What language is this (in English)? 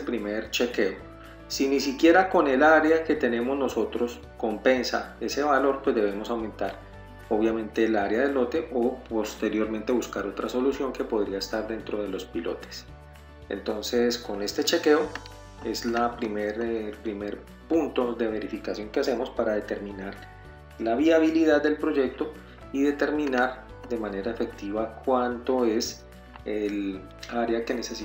Spanish